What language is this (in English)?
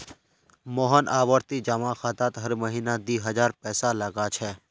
Magahi